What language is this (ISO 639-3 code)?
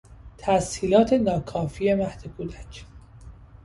fas